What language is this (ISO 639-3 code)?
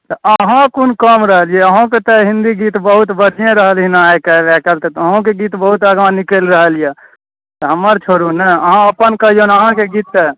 mai